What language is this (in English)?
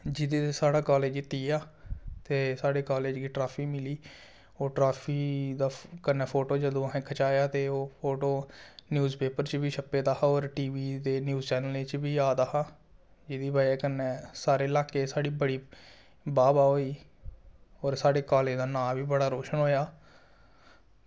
Dogri